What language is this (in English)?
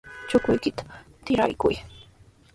Sihuas Ancash Quechua